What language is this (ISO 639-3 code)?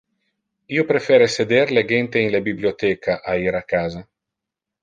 ina